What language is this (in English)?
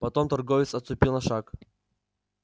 Russian